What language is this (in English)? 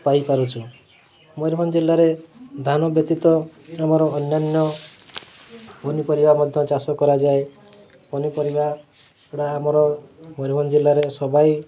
Odia